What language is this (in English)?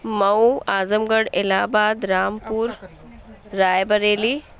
Urdu